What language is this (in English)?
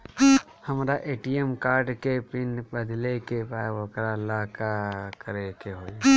Bhojpuri